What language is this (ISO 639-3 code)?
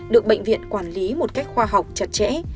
vie